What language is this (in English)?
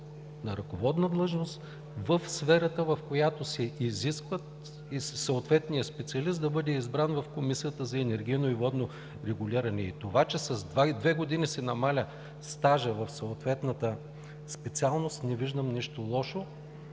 Bulgarian